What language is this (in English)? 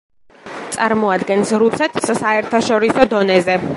Georgian